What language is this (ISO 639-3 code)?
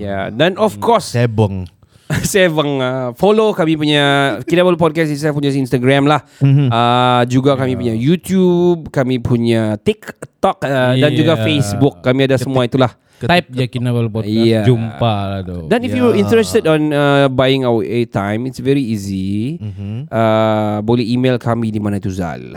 msa